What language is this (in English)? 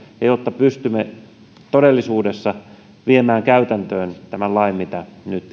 Finnish